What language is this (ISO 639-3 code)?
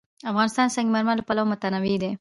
pus